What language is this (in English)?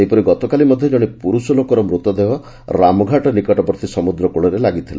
Odia